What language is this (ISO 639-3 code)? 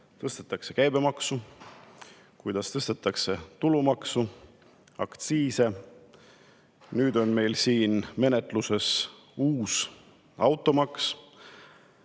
est